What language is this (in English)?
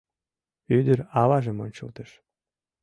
Mari